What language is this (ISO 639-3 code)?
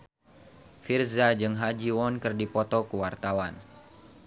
sun